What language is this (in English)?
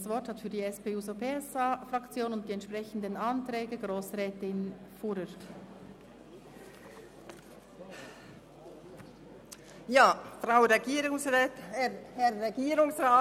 Swiss German